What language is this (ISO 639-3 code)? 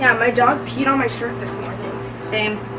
eng